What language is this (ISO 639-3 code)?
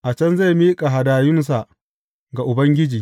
hau